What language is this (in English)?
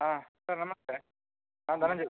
Kannada